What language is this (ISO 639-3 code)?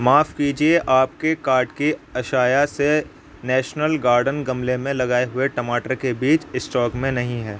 urd